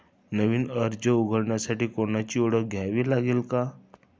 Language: Marathi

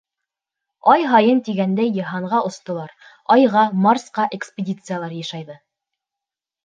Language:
Bashkir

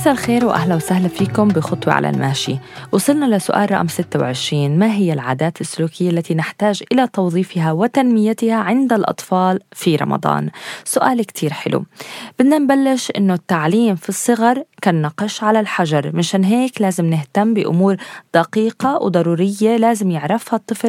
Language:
Arabic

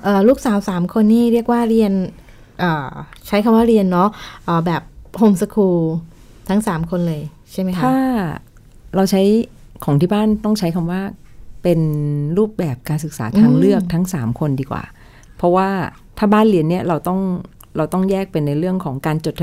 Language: Thai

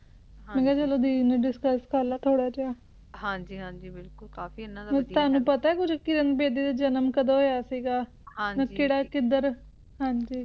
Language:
Punjabi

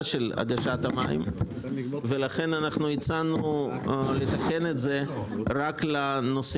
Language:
Hebrew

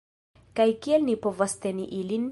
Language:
Esperanto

